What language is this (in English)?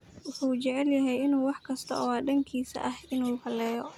Somali